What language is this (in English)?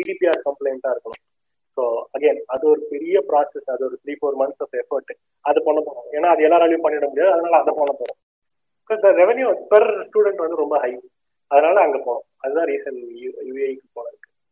Tamil